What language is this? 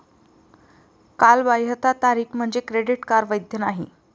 Marathi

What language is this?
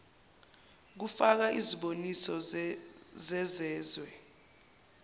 Zulu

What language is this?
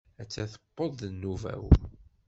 Kabyle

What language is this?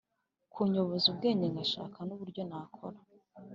Kinyarwanda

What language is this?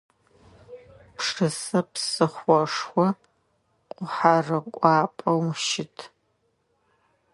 Adyghe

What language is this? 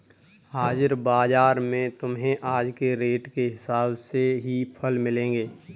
Hindi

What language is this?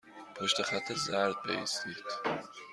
Persian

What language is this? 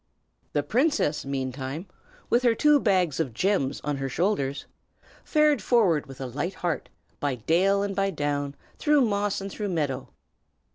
English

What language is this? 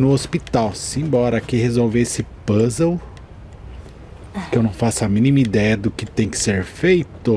Portuguese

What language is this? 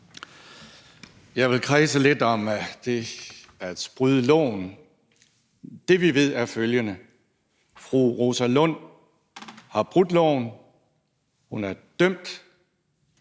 Danish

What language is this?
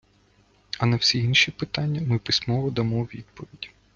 Ukrainian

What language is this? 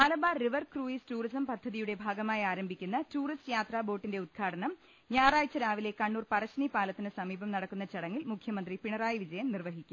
Malayalam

